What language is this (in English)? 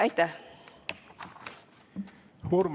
Estonian